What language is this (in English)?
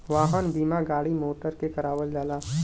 Bhojpuri